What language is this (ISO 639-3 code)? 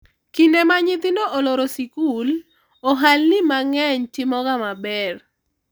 luo